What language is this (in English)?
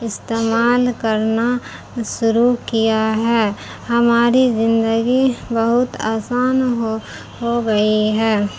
Urdu